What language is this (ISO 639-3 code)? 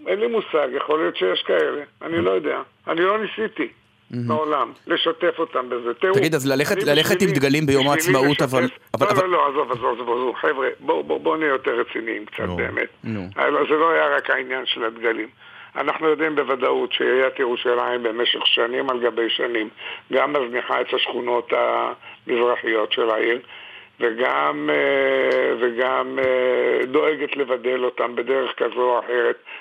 heb